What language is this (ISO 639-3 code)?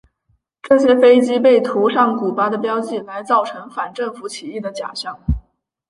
zho